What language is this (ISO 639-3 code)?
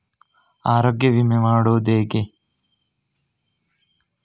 kan